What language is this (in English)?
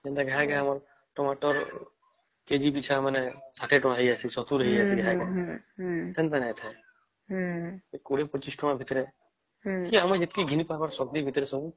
Odia